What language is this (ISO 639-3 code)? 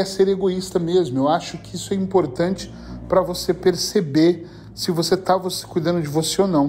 por